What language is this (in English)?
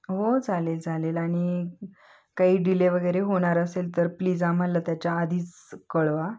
Marathi